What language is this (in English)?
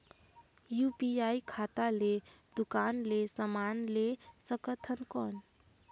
Chhattisgarhi